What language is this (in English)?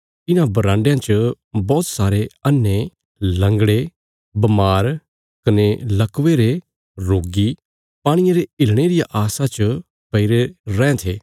Bilaspuri